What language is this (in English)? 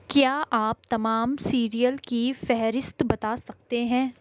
Urdu